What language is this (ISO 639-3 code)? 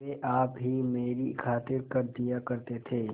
hin